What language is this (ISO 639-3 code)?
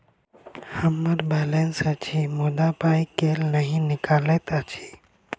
mai